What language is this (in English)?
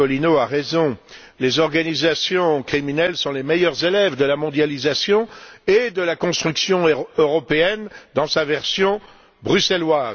French